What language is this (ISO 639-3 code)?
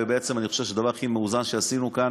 heb